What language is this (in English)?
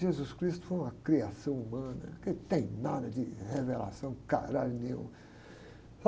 Portuguese